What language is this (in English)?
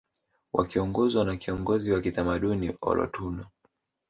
Swahili